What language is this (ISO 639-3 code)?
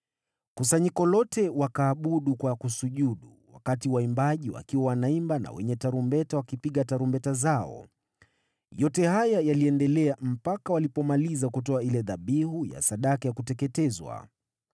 swa